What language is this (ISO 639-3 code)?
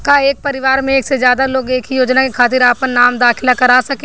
bho